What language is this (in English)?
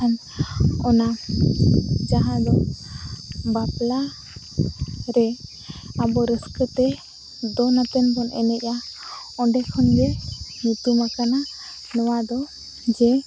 Santali